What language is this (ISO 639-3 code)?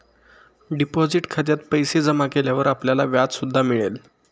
mar